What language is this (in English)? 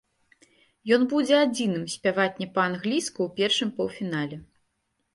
Belarusian